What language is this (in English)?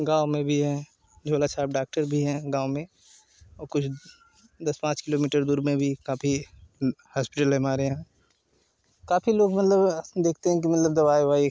Hindi